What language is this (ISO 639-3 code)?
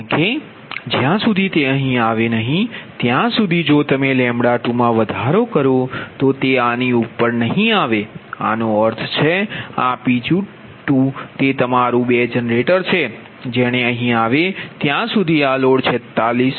guj